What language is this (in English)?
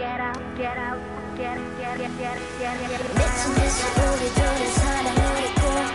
Korean